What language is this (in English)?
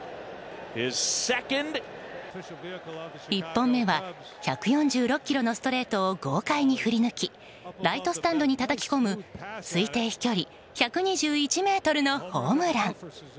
Japanese